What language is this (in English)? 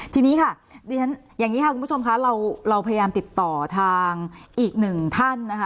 Thai